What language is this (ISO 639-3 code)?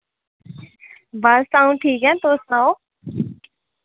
doi